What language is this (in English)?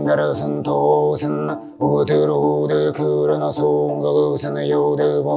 Vietnamese